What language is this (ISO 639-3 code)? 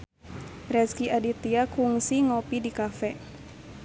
sun